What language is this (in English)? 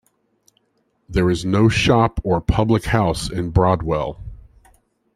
English